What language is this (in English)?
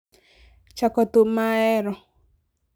Luo (Kenya and Tanzania)